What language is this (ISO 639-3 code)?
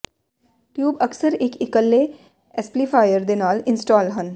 pan